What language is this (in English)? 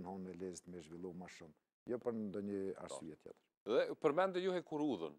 Romanian